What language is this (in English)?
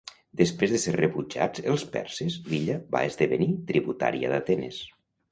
Catalan